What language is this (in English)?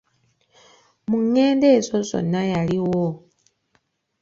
Ganda